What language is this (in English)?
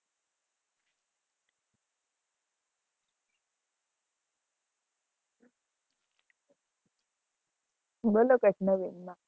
Gujarati